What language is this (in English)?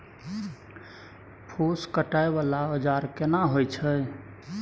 Maithili